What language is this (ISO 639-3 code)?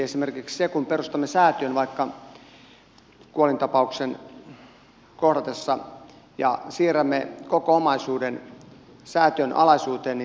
fin